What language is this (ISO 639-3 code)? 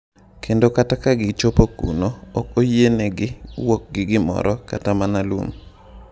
luo